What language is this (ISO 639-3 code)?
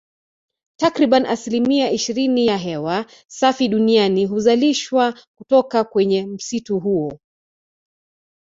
swa